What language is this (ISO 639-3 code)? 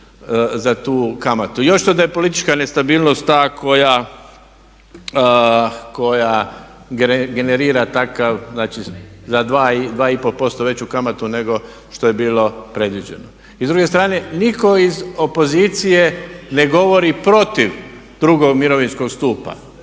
hrv